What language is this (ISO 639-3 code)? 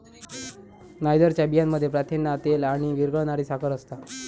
mar